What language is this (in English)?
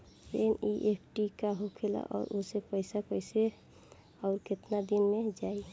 Bhojpuri